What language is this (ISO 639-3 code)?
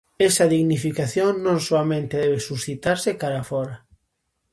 glg